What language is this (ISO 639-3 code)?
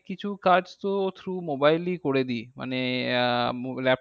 ben